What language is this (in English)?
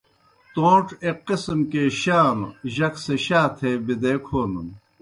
Kohistani Shina